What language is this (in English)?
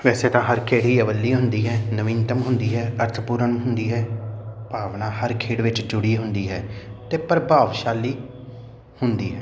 Punjabi